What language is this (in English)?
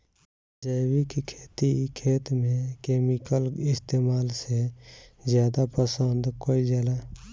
Bhojpuri